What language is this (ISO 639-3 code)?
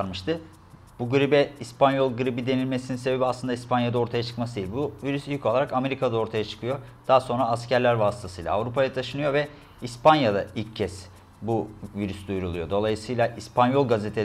tur